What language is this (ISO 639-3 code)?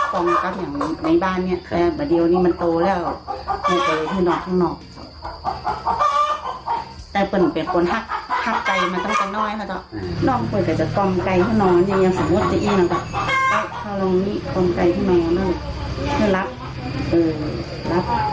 tha